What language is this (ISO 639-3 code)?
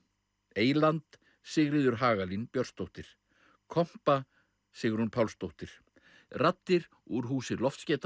isl